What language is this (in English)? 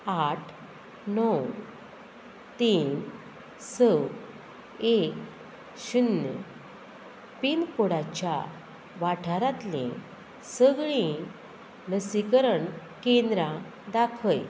Konkani